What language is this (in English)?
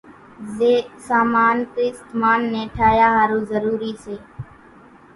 Kachi Koli